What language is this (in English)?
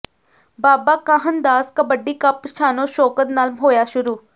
Punjabi